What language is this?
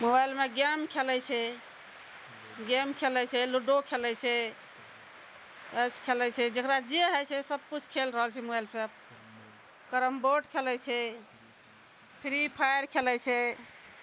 Maithili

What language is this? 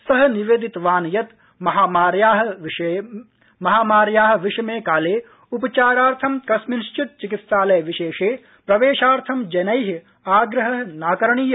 Sanskrit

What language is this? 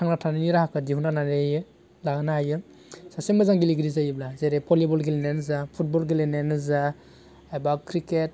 Bodo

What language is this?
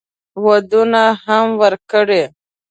Pashto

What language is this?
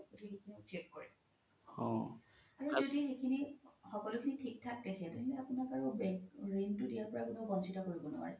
Assamese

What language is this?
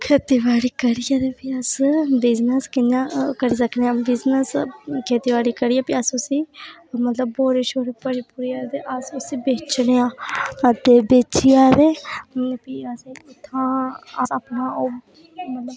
Dogri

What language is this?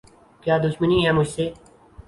Urdu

